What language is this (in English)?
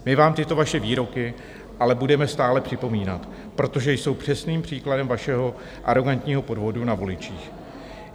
Czech